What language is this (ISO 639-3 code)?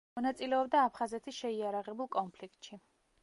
kat